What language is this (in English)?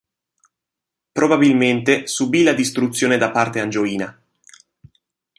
Italian